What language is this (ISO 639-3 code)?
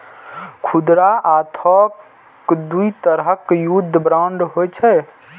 mai